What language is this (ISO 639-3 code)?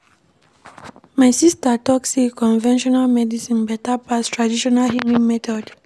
pcm